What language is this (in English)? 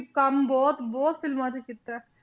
Punjabi